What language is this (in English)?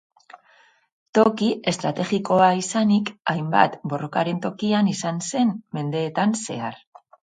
Basque